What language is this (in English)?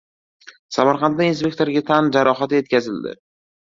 Uzbek